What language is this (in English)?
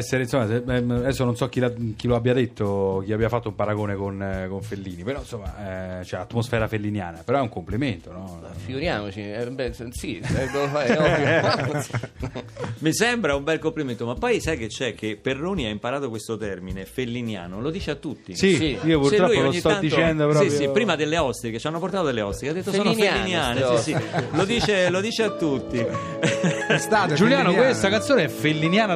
Italian